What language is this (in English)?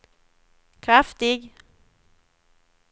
Swedish